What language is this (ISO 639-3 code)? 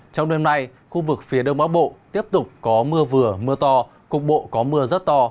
vie